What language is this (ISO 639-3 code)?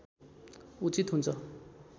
nep